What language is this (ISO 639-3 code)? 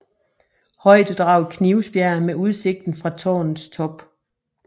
dan